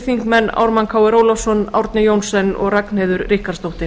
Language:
Icelandic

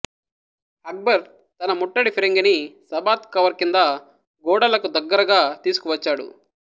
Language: Telugu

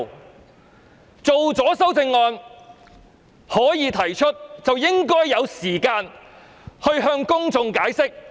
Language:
Cantonese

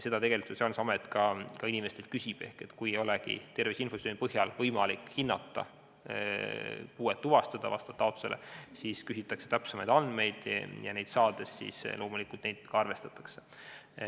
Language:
Estonian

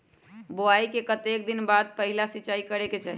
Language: Magahi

